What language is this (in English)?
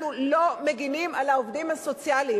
Hebrew